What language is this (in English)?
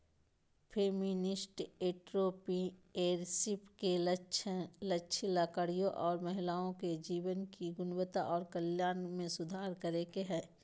Magahi